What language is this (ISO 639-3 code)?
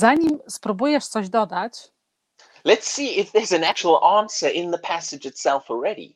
pol